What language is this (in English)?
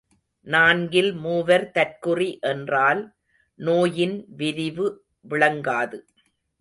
Tamil